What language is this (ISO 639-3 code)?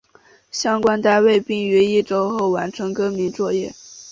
zho